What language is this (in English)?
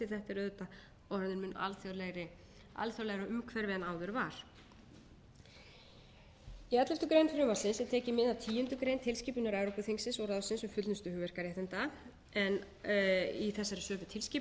Icelandic